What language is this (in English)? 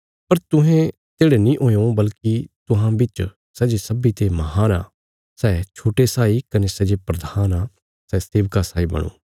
Bilaspuri